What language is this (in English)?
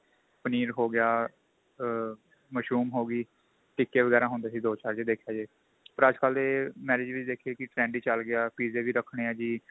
Punjabi